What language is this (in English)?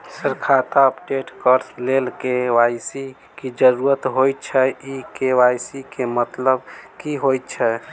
Maithili